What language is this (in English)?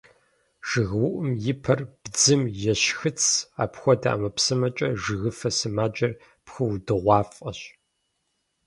Kabardian